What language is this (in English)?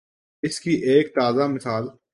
Urdu